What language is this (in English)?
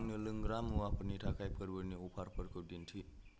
Bodo